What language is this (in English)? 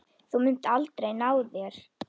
Icelandic